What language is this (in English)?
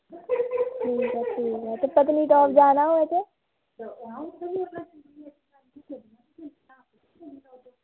Dogri